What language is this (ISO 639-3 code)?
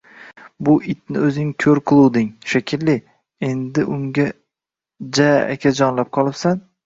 uzb